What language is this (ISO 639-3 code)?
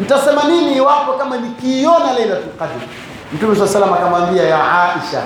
swa